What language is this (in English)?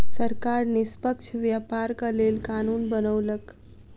Maithili